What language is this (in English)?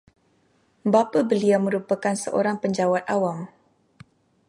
Malay